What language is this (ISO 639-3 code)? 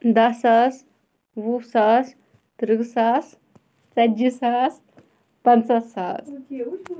kas